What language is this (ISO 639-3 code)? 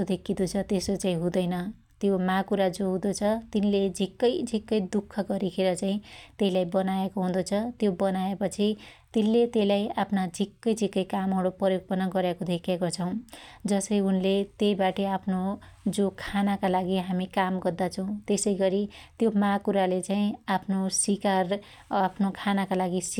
dty